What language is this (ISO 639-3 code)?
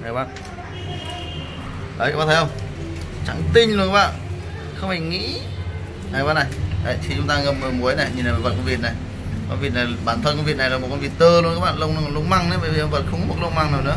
vie